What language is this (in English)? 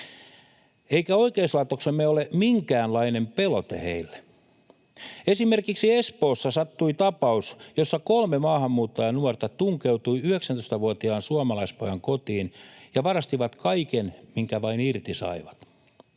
Finnish